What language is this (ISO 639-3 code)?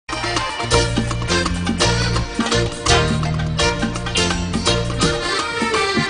ara